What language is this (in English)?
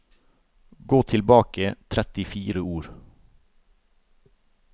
Norwegian